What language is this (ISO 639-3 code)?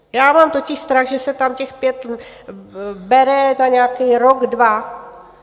ces